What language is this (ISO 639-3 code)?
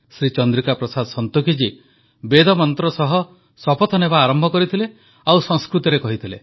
ori